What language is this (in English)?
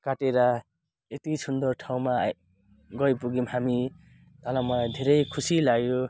Nepali